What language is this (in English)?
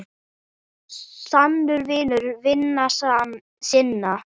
Icelandic